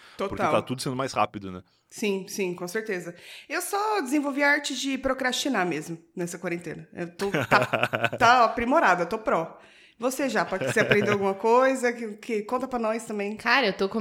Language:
Portuguese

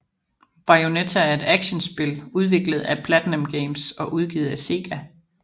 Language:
Danish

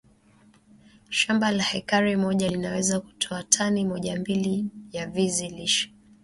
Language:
Swahili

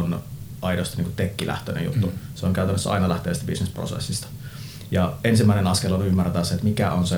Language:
Finnish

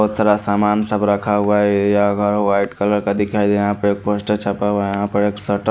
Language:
Hindi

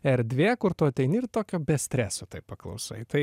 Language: Lithuanian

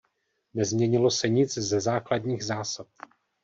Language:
Czech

